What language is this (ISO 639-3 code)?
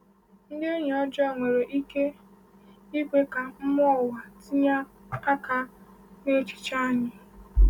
ibo